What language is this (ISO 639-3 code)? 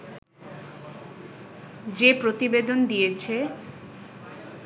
ben